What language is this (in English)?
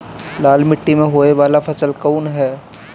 Bhojpuri